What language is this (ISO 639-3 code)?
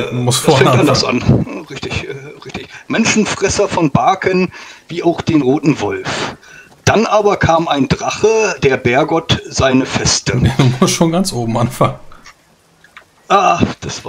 deu